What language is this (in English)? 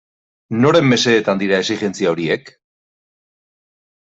Basque